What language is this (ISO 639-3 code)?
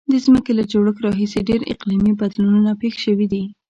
pus